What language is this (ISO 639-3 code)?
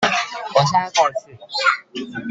zho